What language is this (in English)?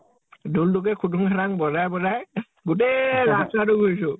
Assamese